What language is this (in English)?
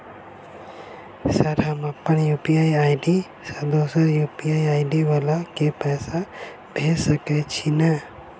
Maithili